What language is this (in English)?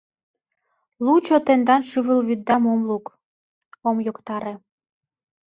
Mari